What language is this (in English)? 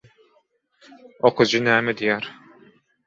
Turkmen